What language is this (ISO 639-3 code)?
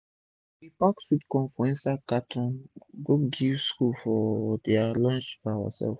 pcm